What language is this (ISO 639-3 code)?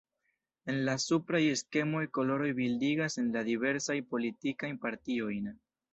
epo